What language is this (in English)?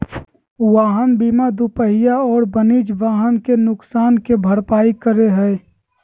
Magahi